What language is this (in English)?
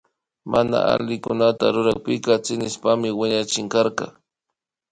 Imbabura Highland Quichua